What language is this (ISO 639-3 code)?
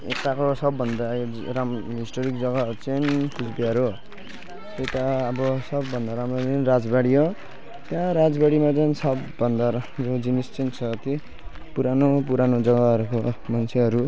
nep